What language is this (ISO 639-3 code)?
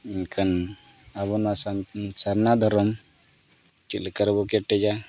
sat